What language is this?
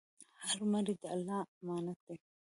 Pashto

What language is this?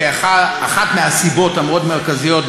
Hebrew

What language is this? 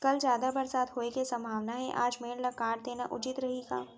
Chhattisgarhi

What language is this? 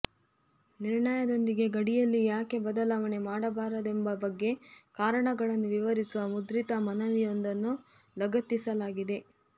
Kannada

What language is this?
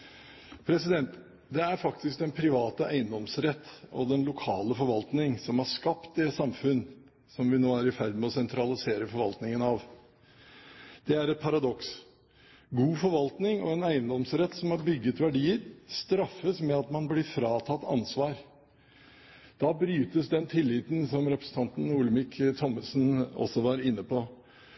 Norwegian Bokmål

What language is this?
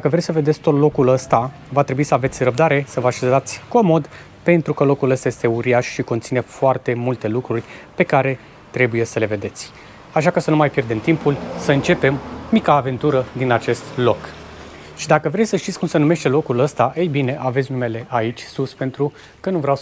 Romanian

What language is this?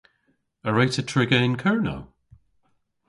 Cornish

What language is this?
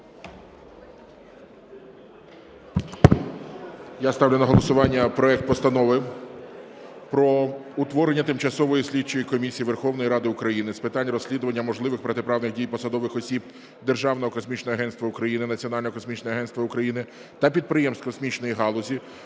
Ukrainian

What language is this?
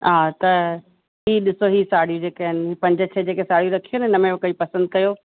Sindhi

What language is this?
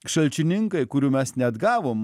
Lithuanian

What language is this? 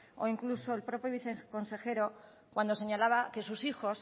Spanish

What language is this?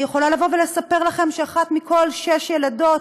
Hebrew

